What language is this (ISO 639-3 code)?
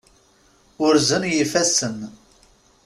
kab